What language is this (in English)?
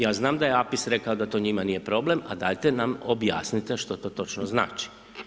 Croatian